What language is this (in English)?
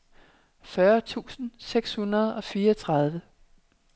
Danish